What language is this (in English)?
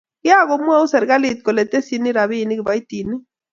Kalenjin